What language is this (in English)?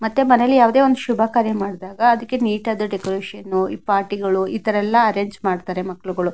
Kannada